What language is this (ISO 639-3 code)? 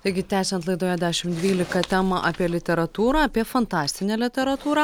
lit